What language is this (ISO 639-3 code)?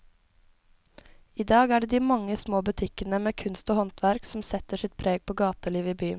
nor